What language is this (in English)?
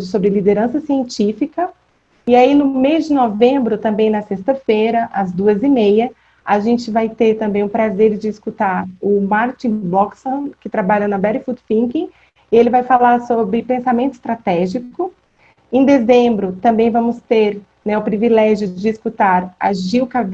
Portuguese